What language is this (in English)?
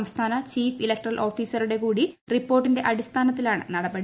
Malayalam